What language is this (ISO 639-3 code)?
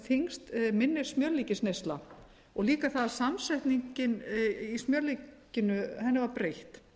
isl